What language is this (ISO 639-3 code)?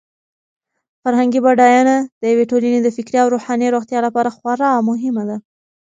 pus